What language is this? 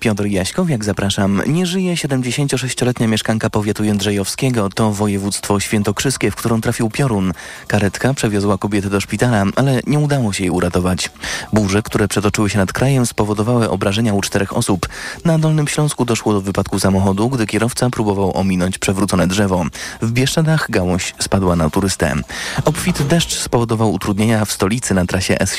Polish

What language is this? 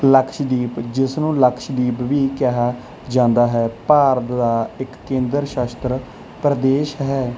Punjabi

